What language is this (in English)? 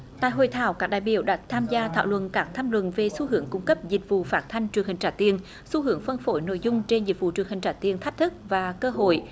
Vietnamese